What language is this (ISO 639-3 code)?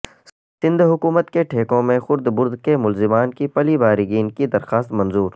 urd